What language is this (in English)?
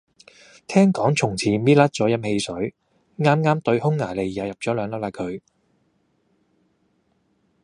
Cantonese